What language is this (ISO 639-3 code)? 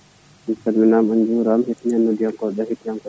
ful